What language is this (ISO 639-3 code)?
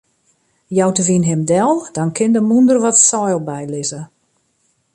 fry